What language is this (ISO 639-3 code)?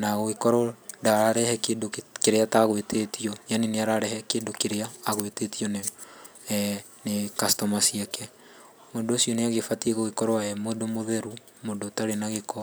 kik